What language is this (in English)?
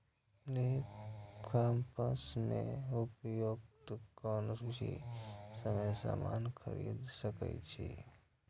Maithili